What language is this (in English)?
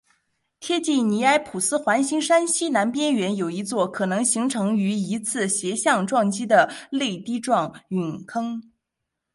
Chinese